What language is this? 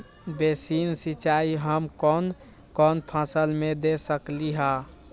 Magahi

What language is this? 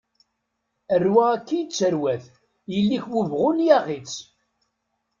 Kabyle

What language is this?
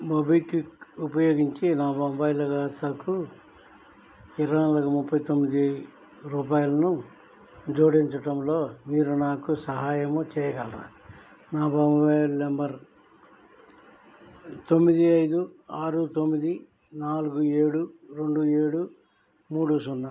Telugu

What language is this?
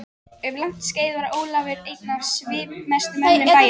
Icelandic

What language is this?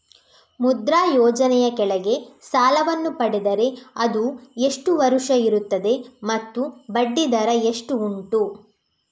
Kannada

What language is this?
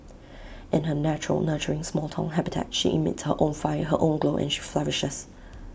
English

